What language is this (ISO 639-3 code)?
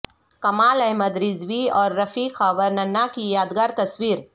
urd